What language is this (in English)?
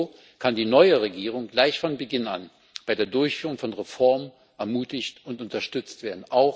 German